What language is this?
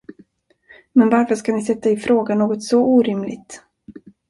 Swedish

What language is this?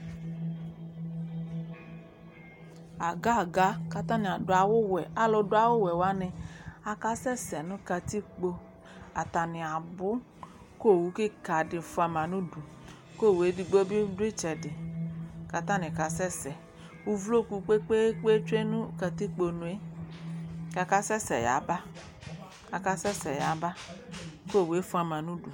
Ikposo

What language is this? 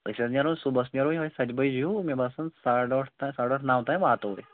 Kashmiri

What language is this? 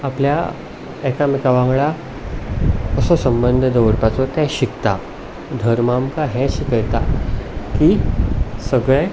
Konkani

